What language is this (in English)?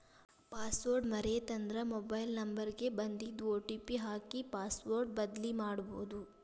Kannada